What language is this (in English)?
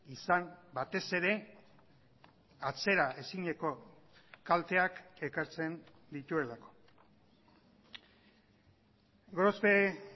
Basque